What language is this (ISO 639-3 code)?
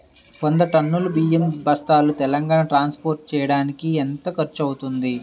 tel